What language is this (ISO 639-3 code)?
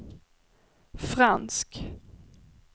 swe